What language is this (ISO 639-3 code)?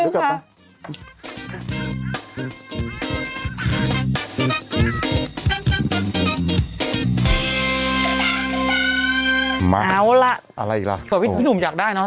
tha